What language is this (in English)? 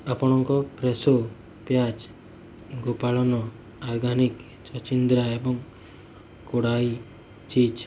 Odia